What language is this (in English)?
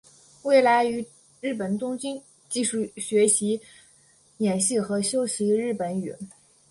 Chinese